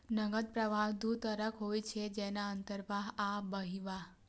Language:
Maithili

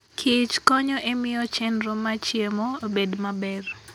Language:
Luo (Kenya and Tanzania)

